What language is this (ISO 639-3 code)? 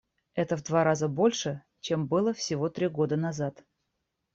rus